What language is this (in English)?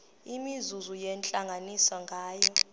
Xhosa